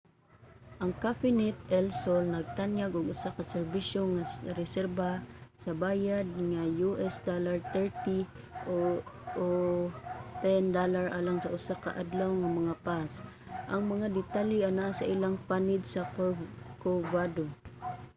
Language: Cebuano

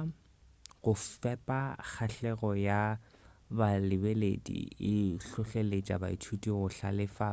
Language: Northern Sotho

